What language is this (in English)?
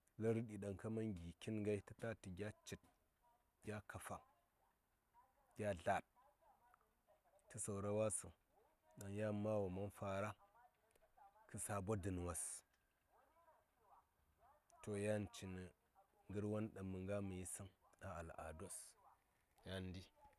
Saya